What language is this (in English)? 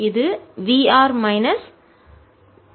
Tamil